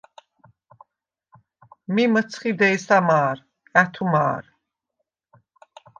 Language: Svan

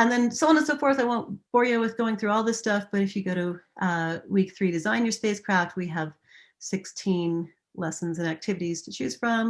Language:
English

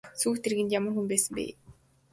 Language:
Mongolian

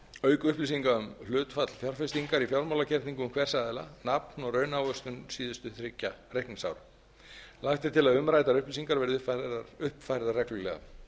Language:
Icelandic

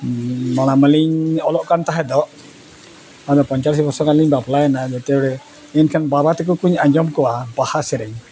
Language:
Santali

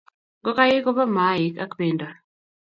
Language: Kalenjin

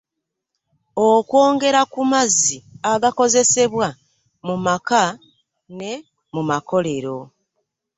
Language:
Ganda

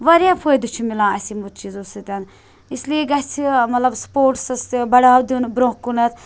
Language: Kashmiri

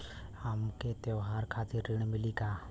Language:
Bhojpuri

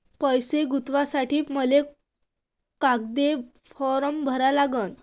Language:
Marathi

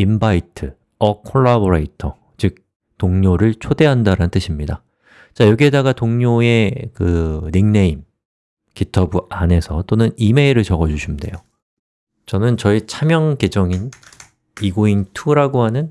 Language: Korean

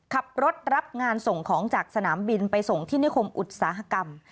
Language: Thai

